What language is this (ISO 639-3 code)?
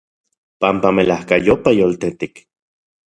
ncx